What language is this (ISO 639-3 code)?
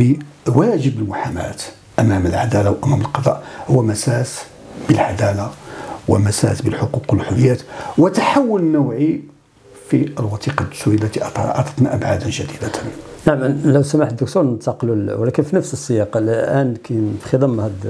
ara